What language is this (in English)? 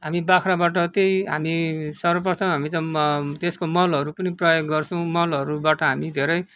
Nepali